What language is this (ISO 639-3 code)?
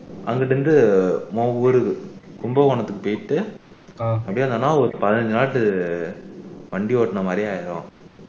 tam